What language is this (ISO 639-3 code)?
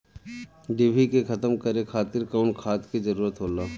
bho